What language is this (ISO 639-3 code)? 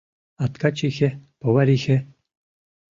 chm